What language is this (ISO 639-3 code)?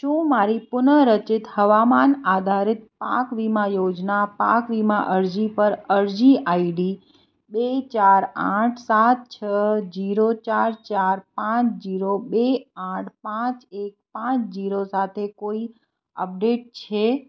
guj